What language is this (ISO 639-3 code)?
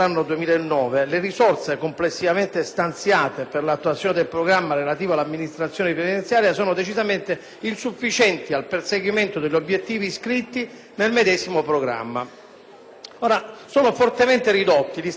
ita